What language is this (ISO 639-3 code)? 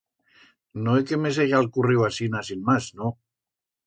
arg